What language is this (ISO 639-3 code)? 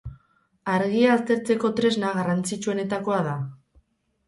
eus